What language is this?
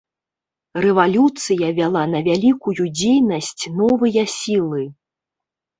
Belarusian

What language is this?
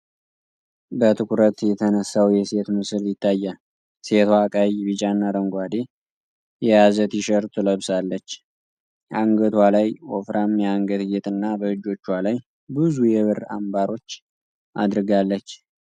Amharic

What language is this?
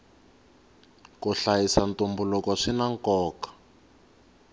Tsonga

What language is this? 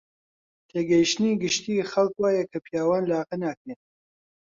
Central Kurdish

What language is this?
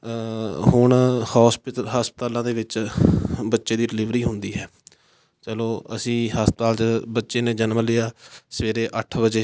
Punjabi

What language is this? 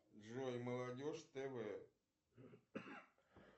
Russian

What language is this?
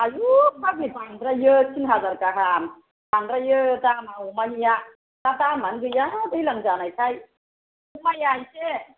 Bodo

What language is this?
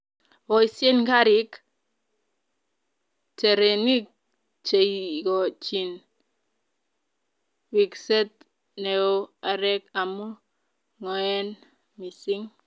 Kalenjin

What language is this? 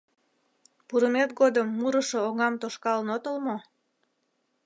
Mari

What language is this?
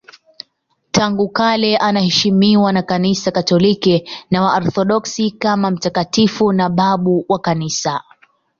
Swahili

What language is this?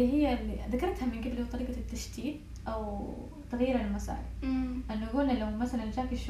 Arabic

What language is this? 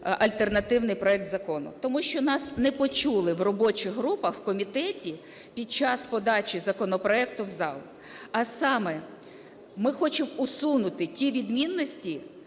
Ukrainian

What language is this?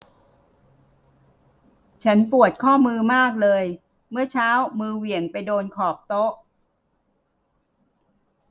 Thai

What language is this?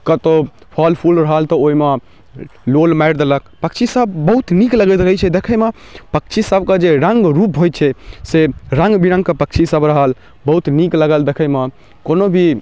Maithili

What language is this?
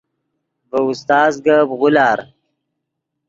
Yidgha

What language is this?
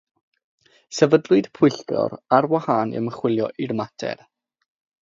Welsh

